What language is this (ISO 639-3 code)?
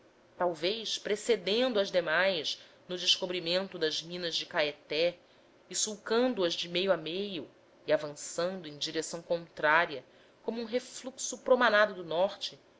por